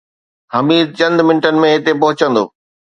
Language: Sindhi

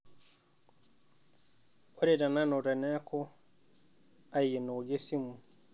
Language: Masai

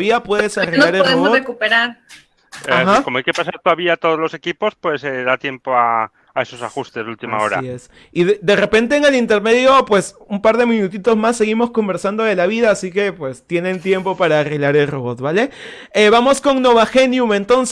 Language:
Spanish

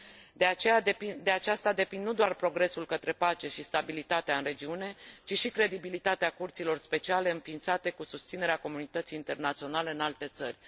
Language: Romanian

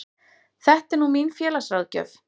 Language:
Icelandic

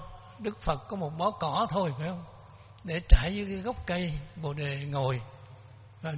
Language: Vietnamese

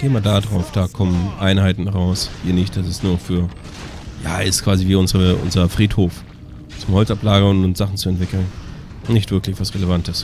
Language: German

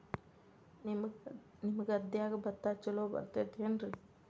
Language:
Kannada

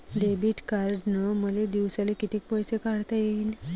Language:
Marathi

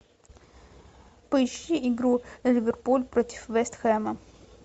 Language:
Russian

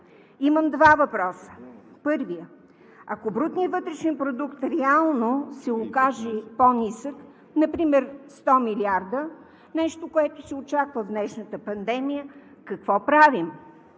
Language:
Bulgarian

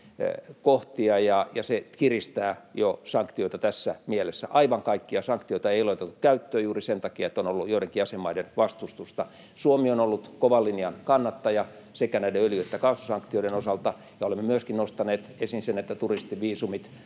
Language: Finnish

